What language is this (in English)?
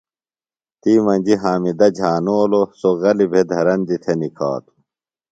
Phalura